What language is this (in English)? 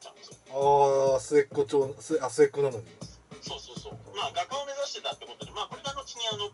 Japanese